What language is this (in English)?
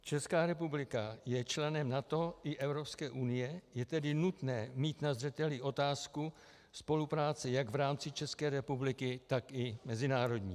Czech